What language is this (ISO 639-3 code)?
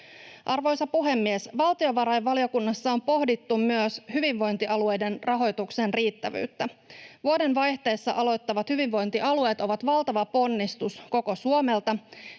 fin